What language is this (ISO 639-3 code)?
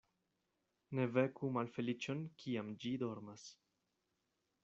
epo